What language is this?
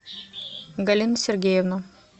Russian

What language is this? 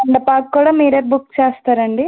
Telugu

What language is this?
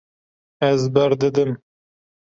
Kurdish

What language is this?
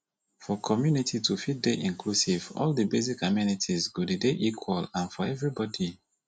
Nigerian Pidgin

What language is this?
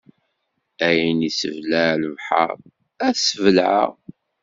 Kabyle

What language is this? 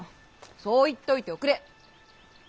Japanese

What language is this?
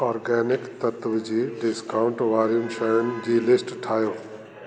Sindhi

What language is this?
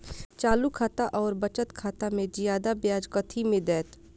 Maithili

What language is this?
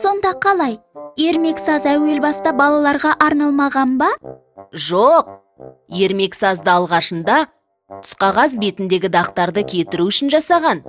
Indonesian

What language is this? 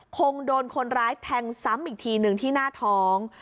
Thai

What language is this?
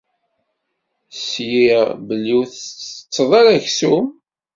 Kabyle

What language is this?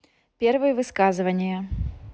Russian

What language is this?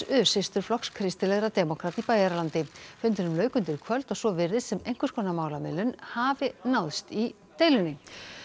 Icelandic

